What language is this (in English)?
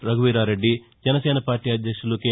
Telugu